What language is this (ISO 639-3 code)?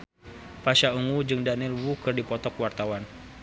sun